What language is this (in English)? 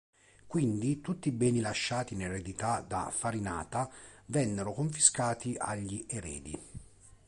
Italian